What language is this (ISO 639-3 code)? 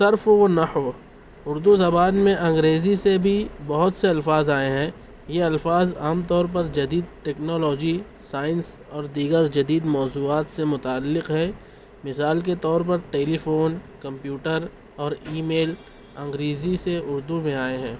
urd